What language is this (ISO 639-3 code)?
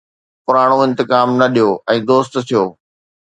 snd